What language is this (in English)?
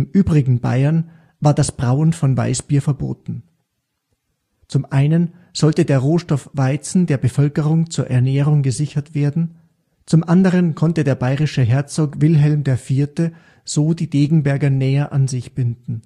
German